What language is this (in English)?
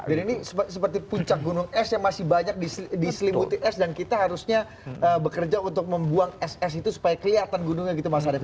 Indonesian